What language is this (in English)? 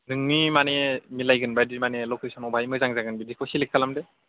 Bodo